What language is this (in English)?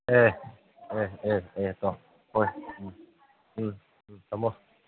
Manipuri